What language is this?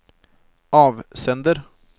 Norwegian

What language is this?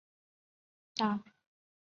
Chinese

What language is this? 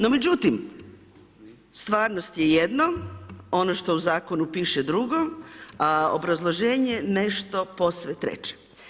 Croatian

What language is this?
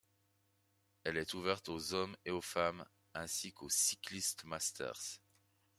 French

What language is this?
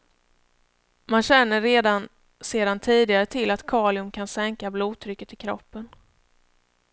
Swedish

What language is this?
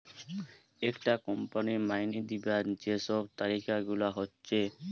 Bangla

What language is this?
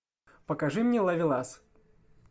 Russian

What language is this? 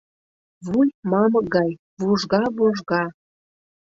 Mari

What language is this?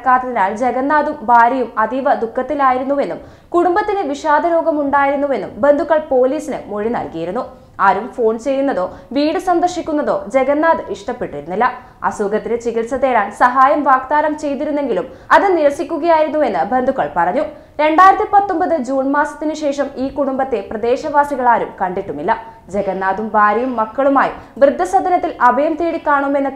Malayalam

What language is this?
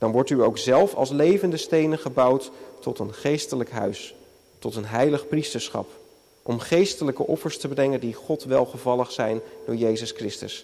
Dutch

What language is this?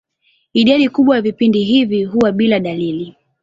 Swahili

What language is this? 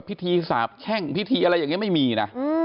Thai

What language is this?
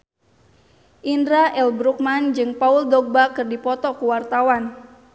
Sundanese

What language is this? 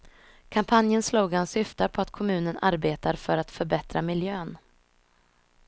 Swedish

